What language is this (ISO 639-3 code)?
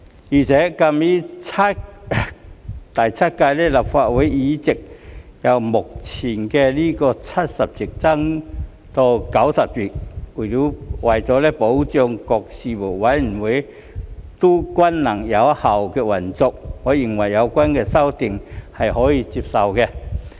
yue